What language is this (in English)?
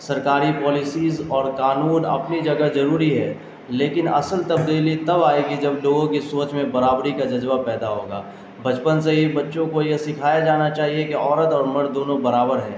Urdu